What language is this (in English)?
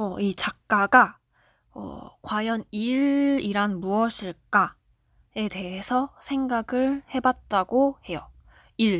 Korean